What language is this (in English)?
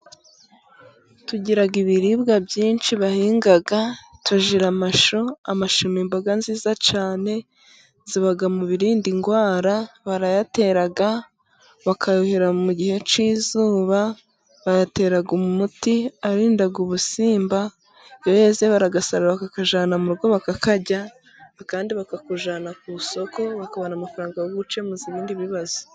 Kinyarwanda